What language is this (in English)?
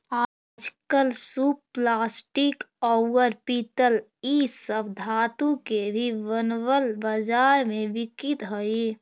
Magahi